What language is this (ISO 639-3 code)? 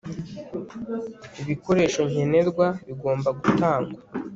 kin